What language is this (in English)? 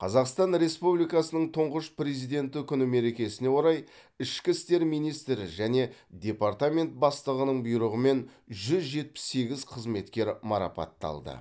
Kazakh